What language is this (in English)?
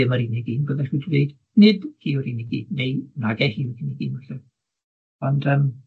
Welsh